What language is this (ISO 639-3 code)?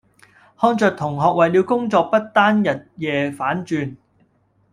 yue